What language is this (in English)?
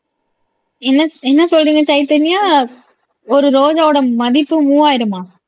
Tamil